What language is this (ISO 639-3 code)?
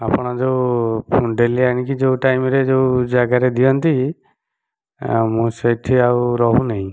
ori